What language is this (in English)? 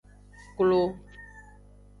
Aja (Benin)